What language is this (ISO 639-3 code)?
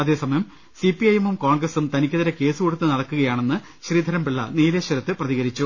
mal